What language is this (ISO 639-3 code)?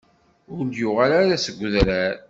kab